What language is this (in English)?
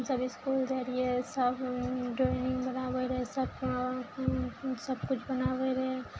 Maithili